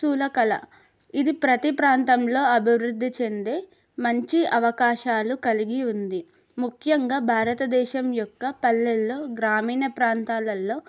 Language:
Telugu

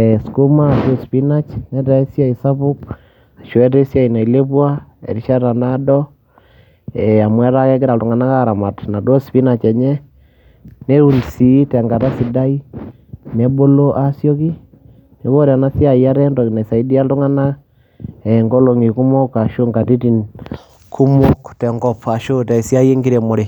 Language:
Masai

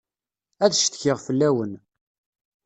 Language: Kabyle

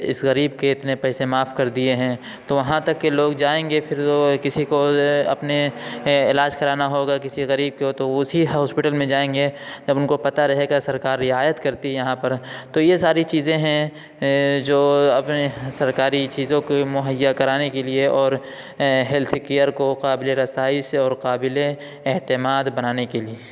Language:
Urdu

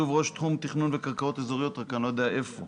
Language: Hebrew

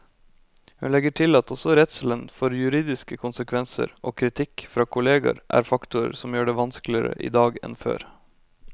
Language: Norwegian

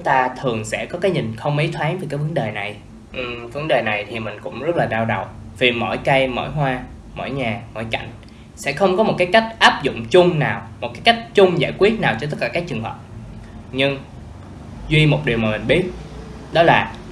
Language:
Vietnamese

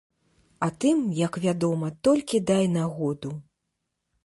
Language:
Belarusian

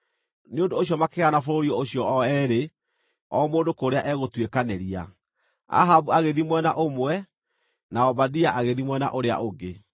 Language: Kikuyu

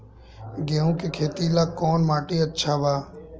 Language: Bhojpuri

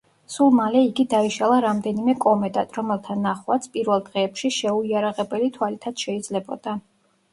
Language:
Georgian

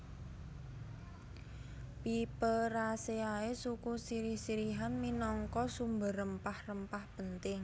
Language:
Javanese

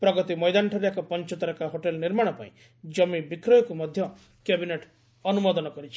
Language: Odia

